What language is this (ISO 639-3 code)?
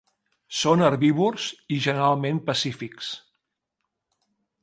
cat